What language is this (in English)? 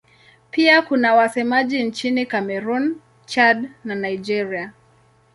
Swahili